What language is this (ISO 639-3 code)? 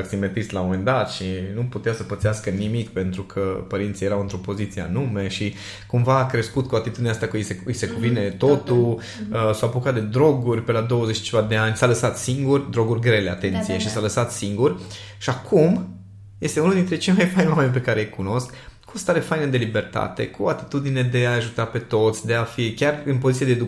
ron